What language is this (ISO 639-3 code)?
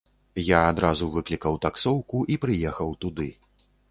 bel